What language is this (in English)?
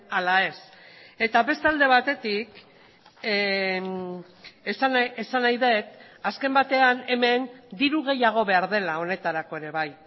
Basque